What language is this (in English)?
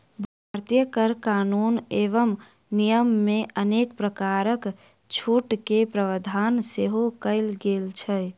Maithili